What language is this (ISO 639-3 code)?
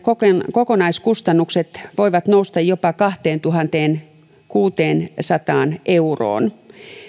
fin